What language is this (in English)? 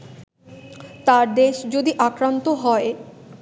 Bangla